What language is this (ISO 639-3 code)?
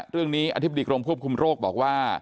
tha